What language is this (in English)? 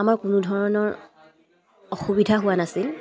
Assamese